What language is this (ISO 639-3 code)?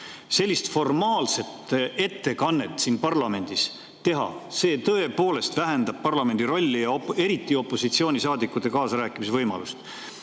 est